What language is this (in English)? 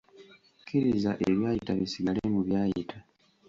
Ganda